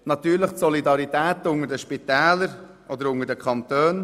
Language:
Swiss German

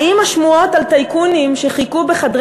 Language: Hebrew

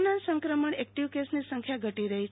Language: Gujarati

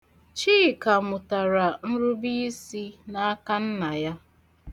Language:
Igbo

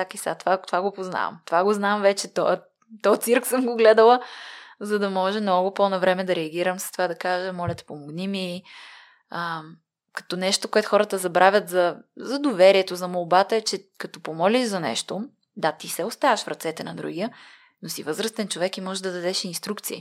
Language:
Bulgarian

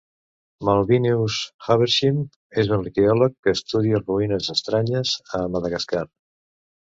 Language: Catalan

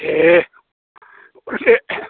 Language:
Bodo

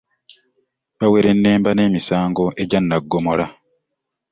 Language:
Ganda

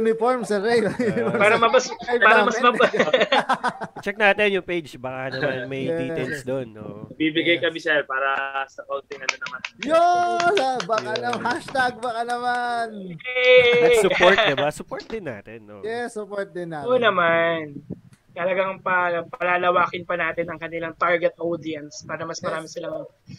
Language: Filipino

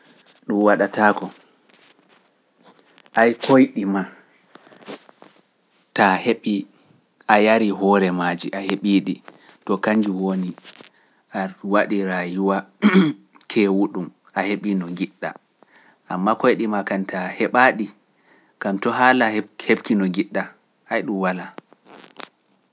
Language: Pular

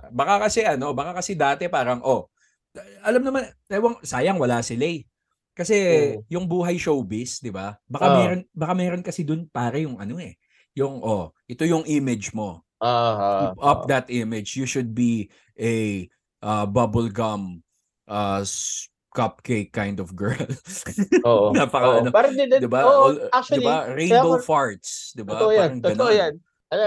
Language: Filipino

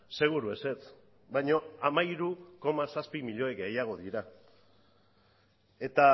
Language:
Basque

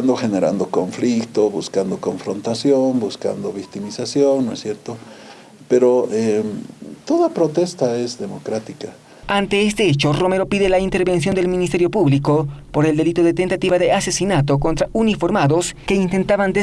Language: Spanish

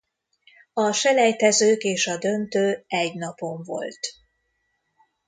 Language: Hungarian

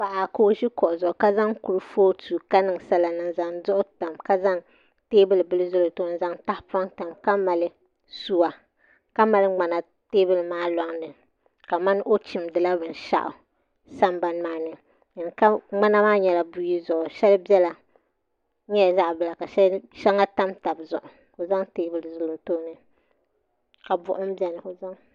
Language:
Dagbani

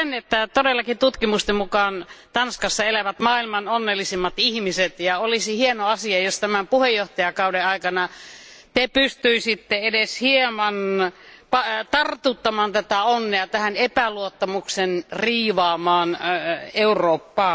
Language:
Finnish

